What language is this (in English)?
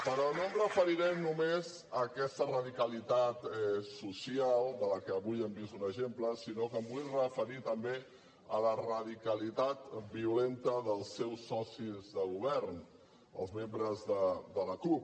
Catalan